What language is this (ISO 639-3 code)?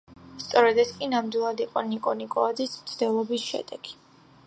kat